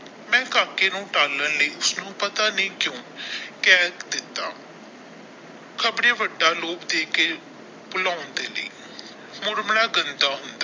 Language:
Punjabi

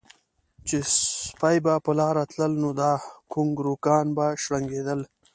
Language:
Pashto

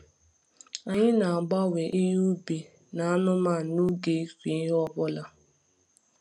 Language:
Igbo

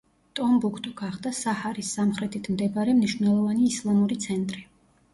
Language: Georgian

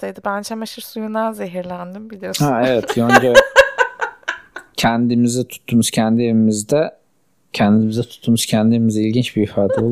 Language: Turkish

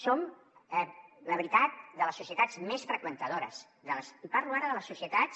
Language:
Catalan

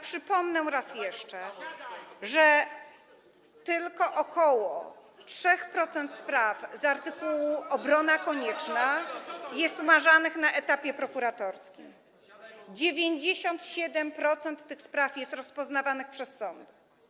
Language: Polish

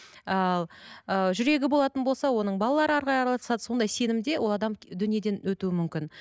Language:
Kazakh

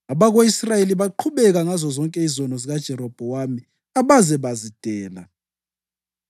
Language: North Ndebele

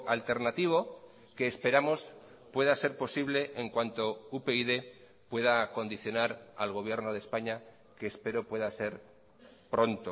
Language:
Spanish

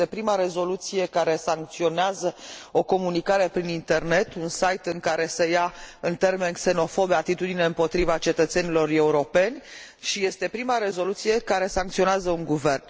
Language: Romanian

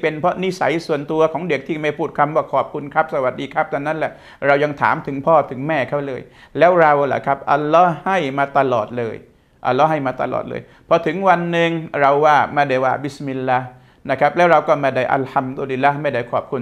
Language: Thai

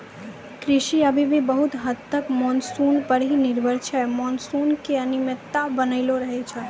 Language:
Maithili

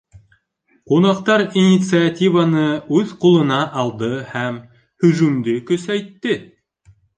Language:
Bashkir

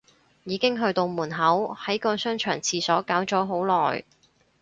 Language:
Cantonese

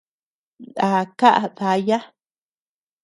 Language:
Tepeuxila Cuicatec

